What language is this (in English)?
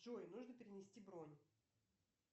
Russian